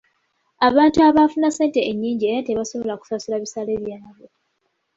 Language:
Ganda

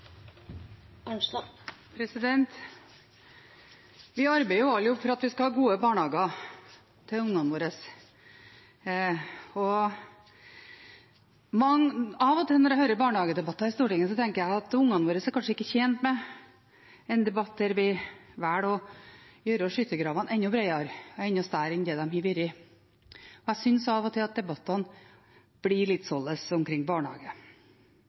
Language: Norwegian Bokmål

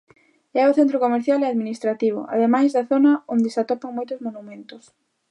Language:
Galician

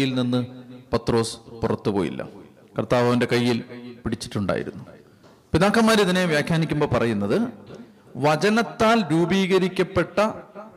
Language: Malayalam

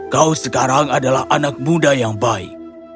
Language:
Indonesian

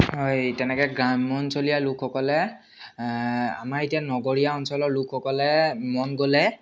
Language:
Assamese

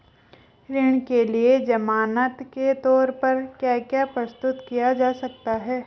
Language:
Hindi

